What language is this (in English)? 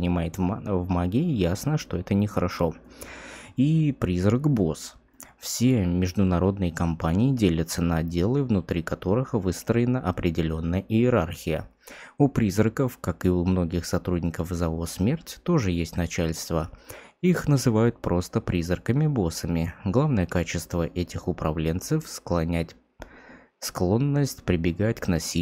Russian